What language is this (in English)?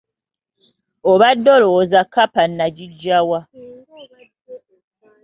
Ganda